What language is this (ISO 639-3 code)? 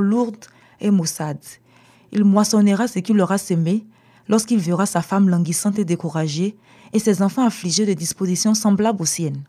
fra